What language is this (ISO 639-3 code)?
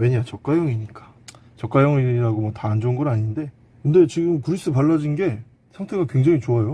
kor